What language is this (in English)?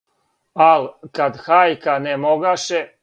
Serbian